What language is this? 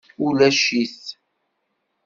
Kabyle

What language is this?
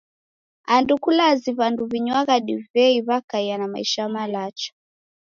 Taita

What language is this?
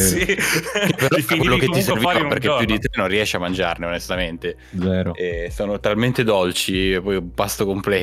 Italian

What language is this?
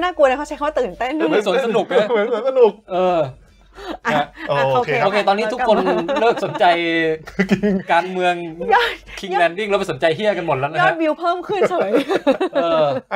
Thai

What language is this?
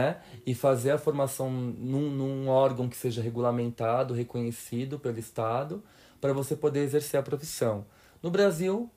Portuguese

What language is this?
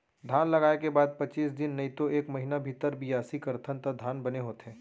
Chhattisgarhi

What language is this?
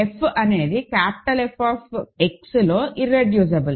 Telugu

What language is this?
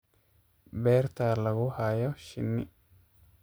Somali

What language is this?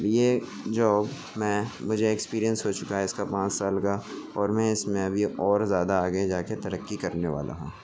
Urdu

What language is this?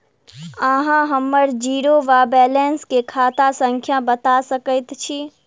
Maithili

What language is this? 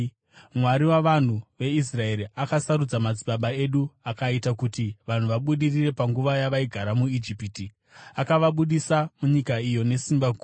Shona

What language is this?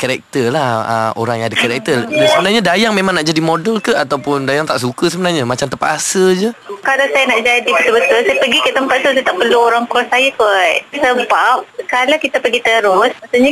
Malay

